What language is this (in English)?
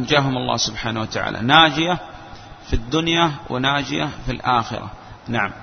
Arabic